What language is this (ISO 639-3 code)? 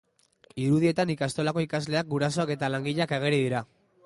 eus